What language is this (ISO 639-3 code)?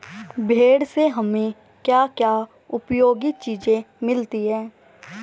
hin